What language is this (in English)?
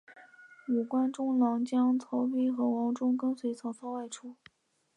Chinese